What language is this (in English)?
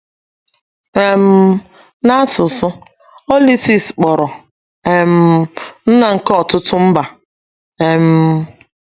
Igbo